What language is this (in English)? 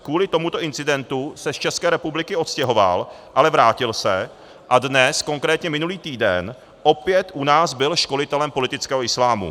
Czech